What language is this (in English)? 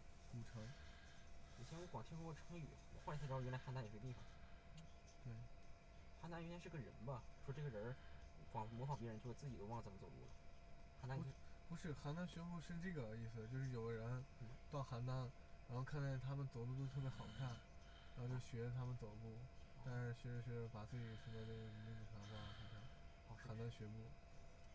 Chinese